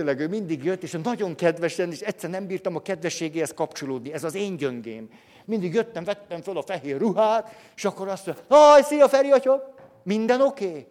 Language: Hungarian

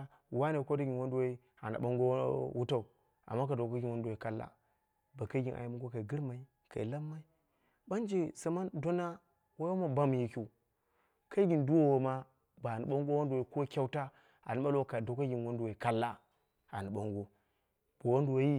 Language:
Dera (Nigeria)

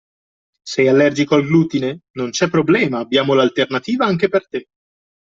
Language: Italian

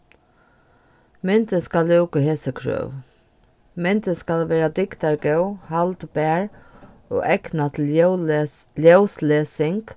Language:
Faroese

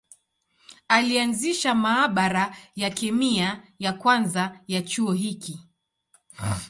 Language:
Swahili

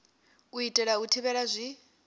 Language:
Venda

